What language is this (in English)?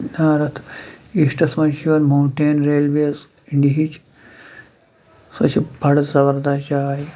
Kashmiri